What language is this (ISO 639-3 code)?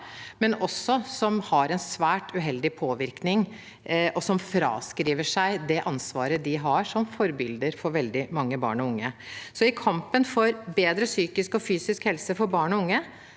nor